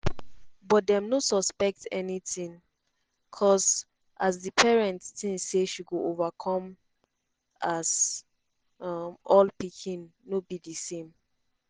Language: Nigerian Pidgin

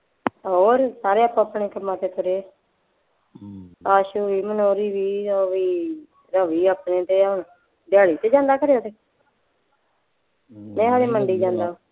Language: Punjabi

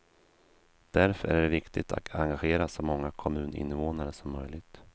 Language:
Swedish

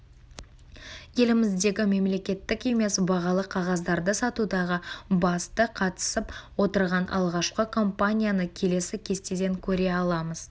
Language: Kazakh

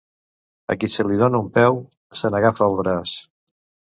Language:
Catalan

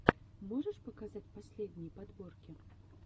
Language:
Russian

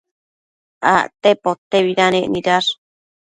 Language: Matsés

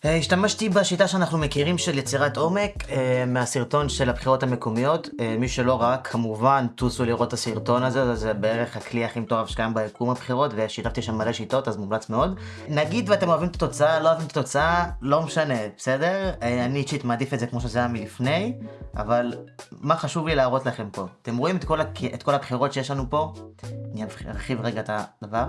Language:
Hebrew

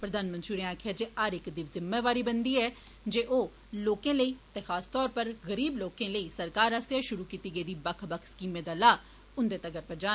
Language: Dogri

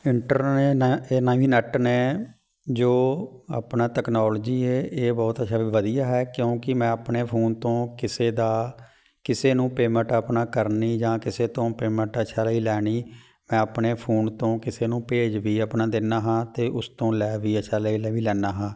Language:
Punjabi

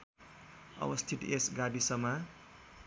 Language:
Nepali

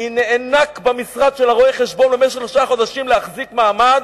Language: Hebrew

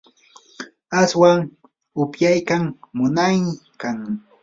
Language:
Yanahuanca Pasco Quechua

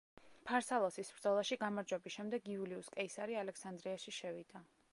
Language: Georgian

